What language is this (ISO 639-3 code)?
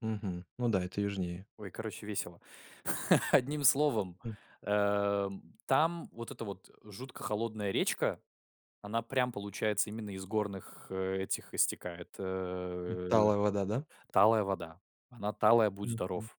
rus